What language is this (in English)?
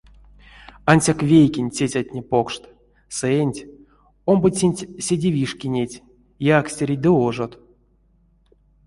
Erzya